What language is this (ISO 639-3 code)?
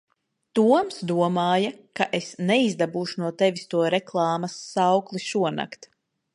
lav